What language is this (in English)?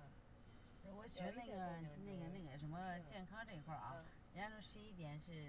Chinese